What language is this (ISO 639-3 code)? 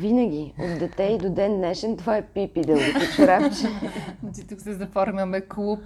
bul